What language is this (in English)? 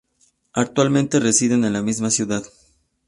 Spanish